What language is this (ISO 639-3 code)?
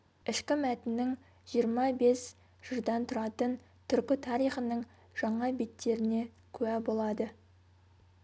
kaz